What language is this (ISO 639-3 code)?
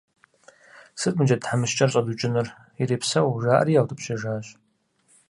kbd